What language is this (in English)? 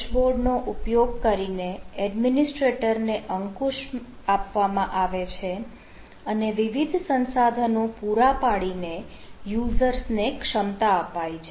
Gujarati